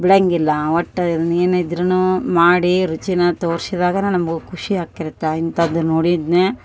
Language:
Kannada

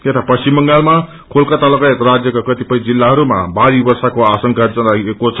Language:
Nepali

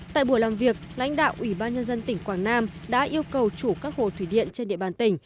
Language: Vietnamese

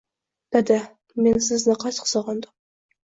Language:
Uzbek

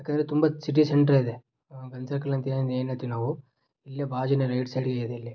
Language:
Kannada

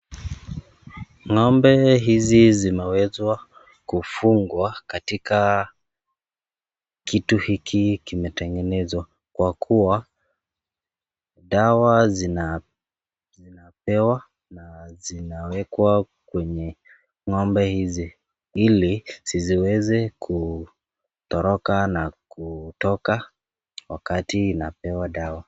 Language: Swahili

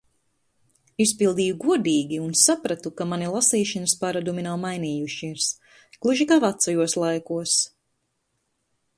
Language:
Latvian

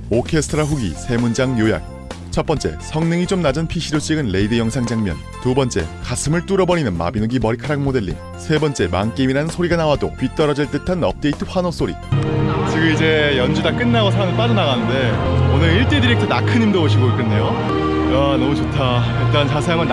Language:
Korean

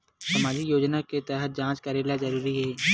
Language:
Chhattisgarhi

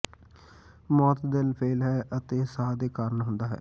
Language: Punjabi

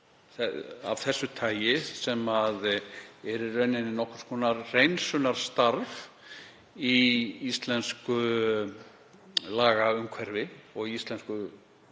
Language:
Icelandic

